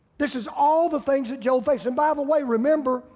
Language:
English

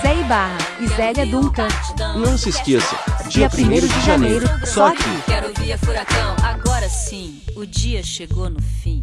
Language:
Portuguese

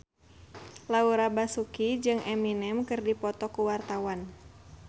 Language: Sundanese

